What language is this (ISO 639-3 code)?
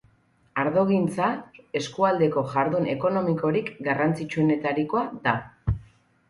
eus